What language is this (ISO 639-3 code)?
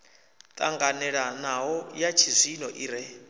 ven